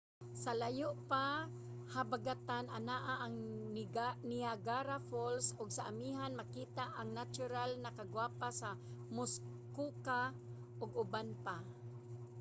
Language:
Cebuano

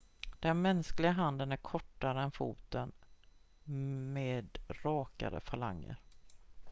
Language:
Swedish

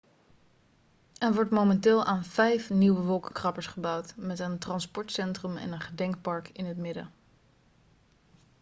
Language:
Dutch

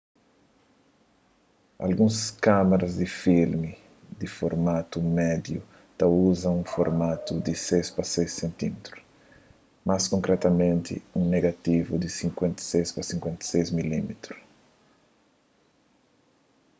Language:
Kabuverdianu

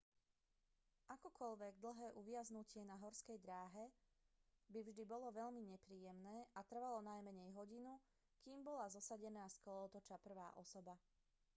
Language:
Slovak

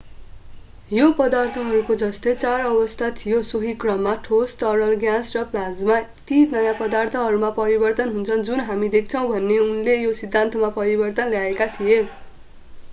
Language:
Nepali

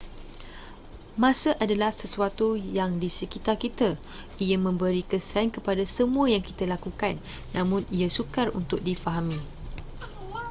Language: Malay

